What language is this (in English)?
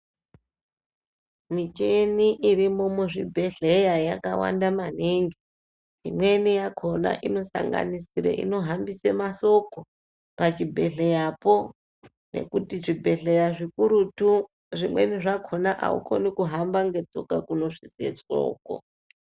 Ndau